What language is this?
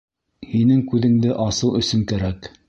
Bashkir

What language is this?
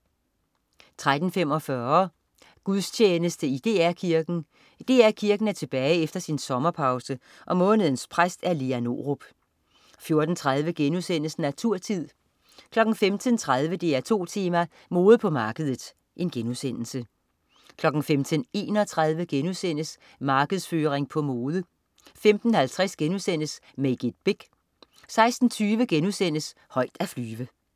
Danish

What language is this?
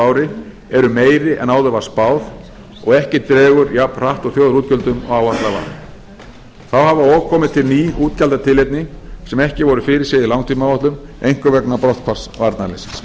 Icelandic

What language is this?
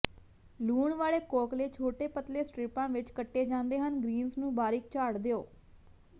Punjabi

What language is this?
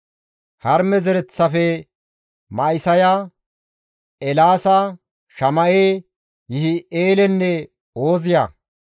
Gamo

